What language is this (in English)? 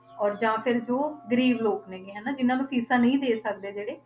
Punjabi